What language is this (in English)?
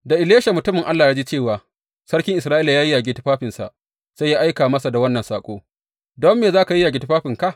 Hausa